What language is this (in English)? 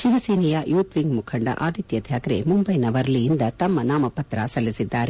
Kannada